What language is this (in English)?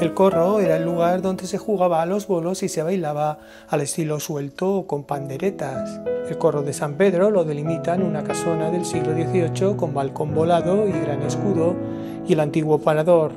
Spanish